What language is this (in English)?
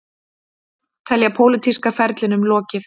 Icelandic